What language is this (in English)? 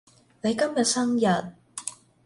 Cantonese